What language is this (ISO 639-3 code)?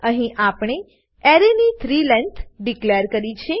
guj